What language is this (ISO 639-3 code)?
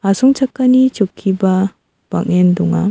grt